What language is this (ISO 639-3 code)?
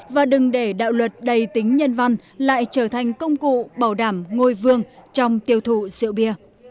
vie